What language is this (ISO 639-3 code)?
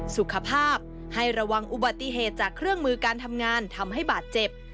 tha